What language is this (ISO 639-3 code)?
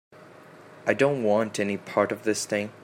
eng